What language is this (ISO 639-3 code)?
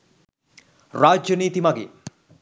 sin